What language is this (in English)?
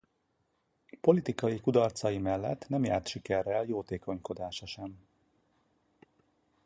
Hungarian